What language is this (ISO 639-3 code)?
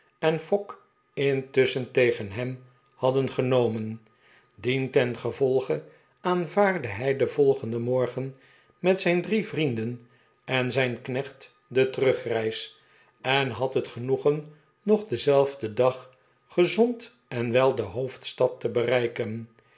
nld